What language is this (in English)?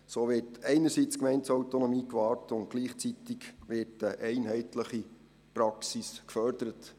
Swiss German